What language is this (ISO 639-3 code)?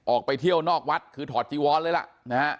tha